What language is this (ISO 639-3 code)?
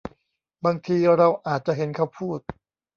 tha